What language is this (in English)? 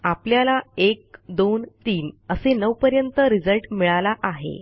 Marathi